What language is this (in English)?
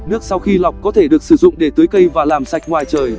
Vietnamese